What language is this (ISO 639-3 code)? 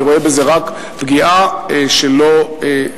heb